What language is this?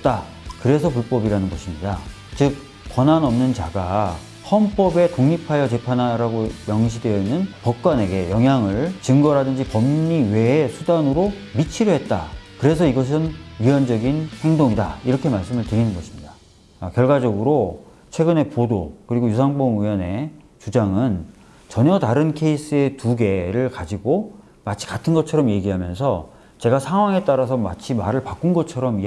Korean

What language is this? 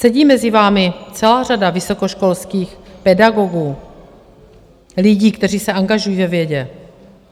Czech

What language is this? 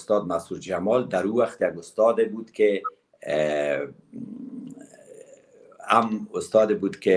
Persian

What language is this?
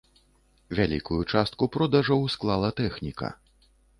Belarusian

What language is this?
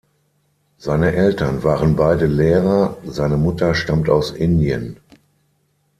German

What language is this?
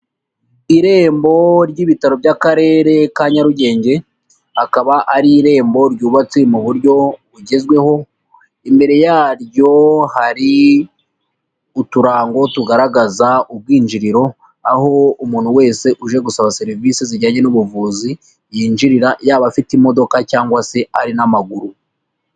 Kinyarwanda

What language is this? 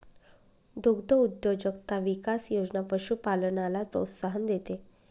Marathi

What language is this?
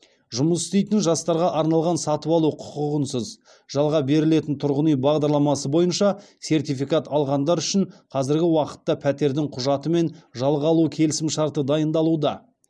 Kazakh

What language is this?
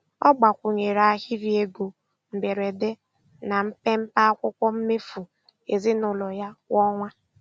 Igbo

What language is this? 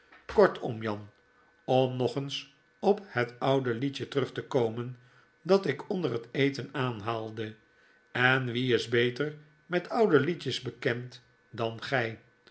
Dutch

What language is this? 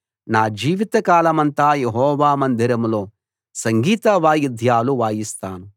Telugu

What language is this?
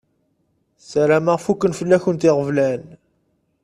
Kabyle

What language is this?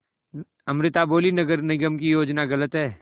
Hindi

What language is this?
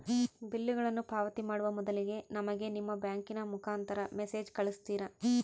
Kannada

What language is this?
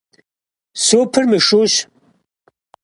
Kabardian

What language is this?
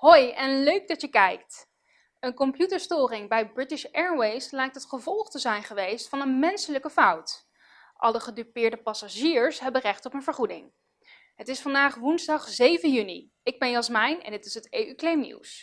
Dutch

